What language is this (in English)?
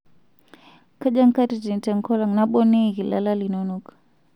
Masai